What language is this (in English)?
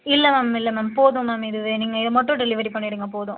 Tamil